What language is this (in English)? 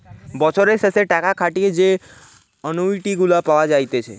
Bangla